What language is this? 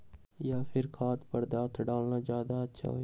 Magahi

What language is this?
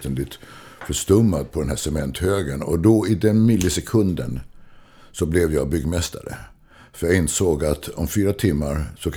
Swedish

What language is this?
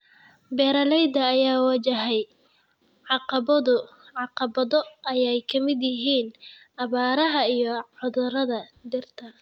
Somali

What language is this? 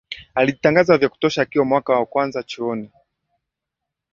Swahili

